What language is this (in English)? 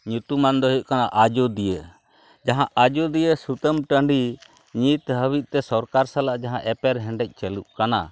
Santali